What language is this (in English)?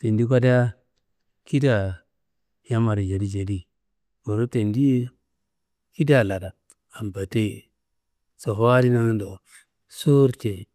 Kanembu